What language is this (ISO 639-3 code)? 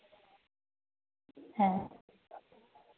sat